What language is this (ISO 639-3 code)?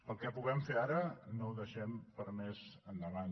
cat